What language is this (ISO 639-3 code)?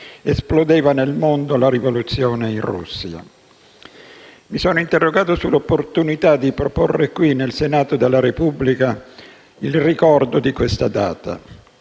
ita